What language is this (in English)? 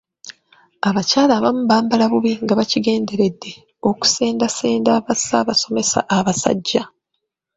Ganda